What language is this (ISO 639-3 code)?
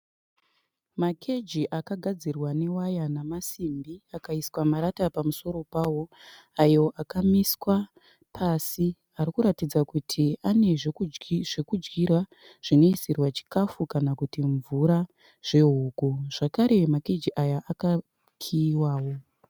sna